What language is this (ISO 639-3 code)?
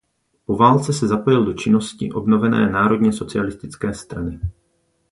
ces